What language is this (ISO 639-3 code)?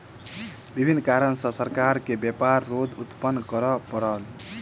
mai